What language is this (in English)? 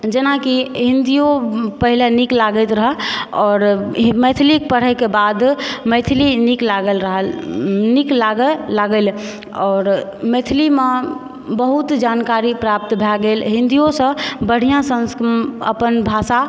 Maithili